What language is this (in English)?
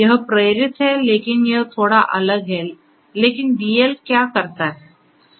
Hindi